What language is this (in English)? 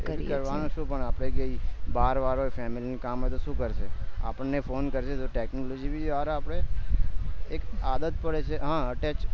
Gujarati